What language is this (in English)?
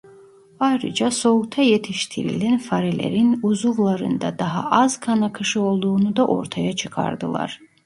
Turkish